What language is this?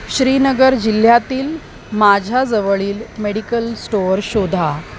Marathi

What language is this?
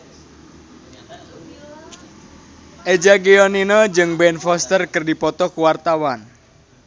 Sundanese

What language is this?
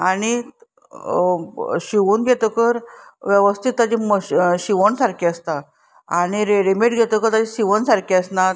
Konkani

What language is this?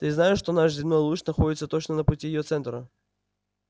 Russian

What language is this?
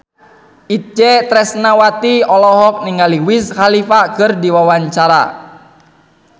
Sundanese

